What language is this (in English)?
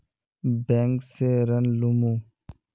Magahi